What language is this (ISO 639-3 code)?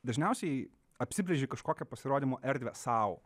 lit